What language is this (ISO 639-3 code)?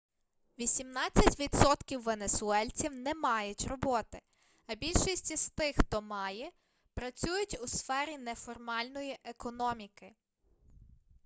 ukr